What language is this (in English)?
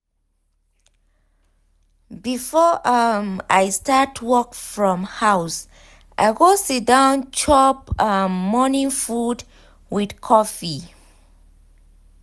Nigerian Pidgin